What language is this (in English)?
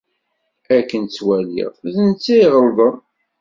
Kabyle